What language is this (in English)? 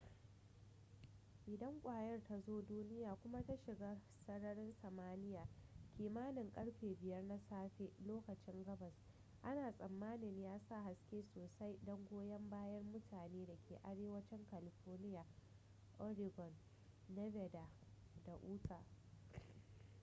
Hausa